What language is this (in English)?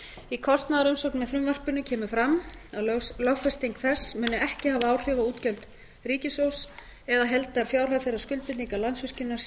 Icelandic